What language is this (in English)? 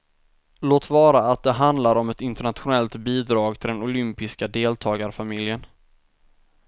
Swedish